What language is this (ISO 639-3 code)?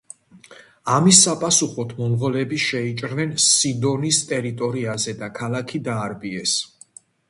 kat